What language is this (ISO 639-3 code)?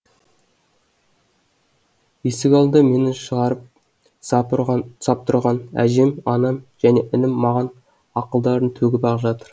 kaz